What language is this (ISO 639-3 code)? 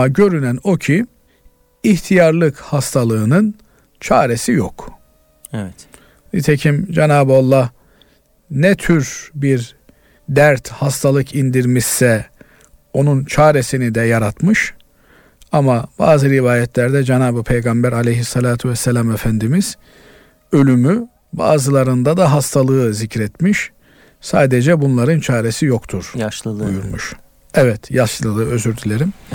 tur